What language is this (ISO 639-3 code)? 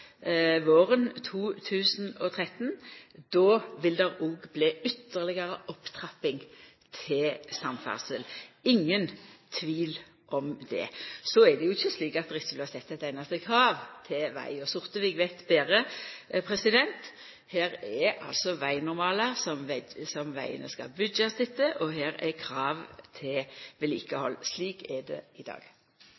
nno